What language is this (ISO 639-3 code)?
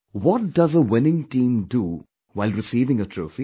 eng